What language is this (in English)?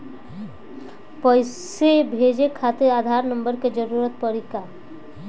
Bhojpuri